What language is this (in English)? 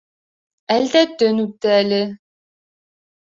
Bashkir